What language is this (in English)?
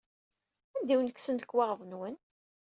Kabyle